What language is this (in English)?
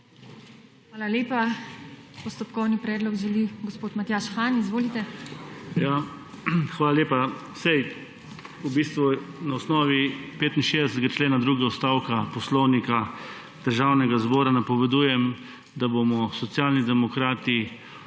Slovenian